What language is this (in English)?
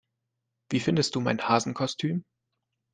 German